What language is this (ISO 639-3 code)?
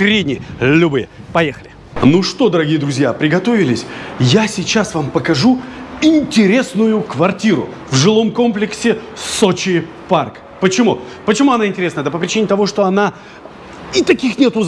rus